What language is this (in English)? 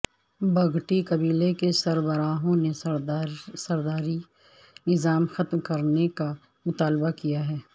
Urdu